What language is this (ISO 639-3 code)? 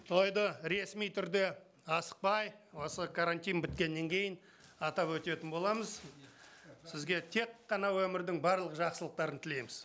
kaz